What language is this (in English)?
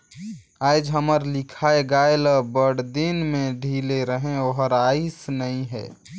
Chhattisgarhi